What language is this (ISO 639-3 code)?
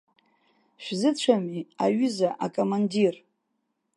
abk